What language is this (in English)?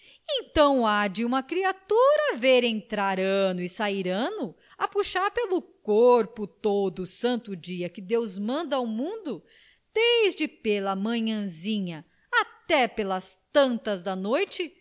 Portuguese